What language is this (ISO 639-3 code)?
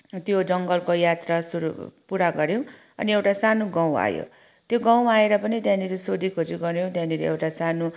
nep